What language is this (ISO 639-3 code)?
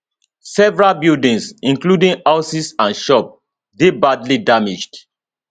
pcm